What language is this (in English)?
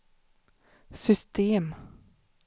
Swedish